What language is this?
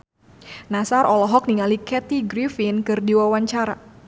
Sundanese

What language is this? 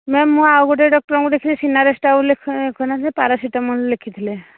Odia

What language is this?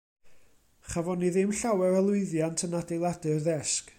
Welsh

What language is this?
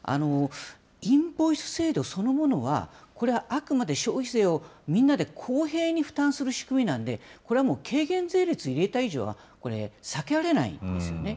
Japanese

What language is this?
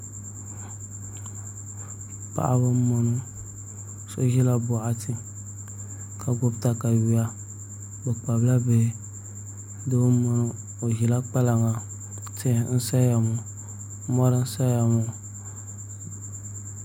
Dagbani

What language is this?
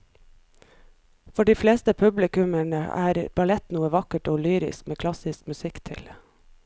Norwegian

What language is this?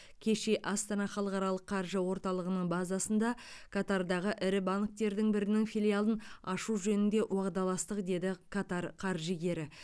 Kazakh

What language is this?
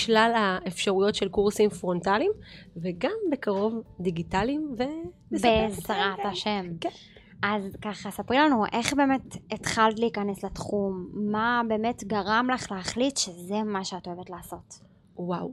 Hebrew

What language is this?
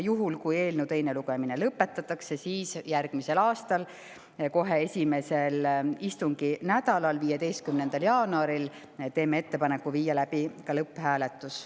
Estonian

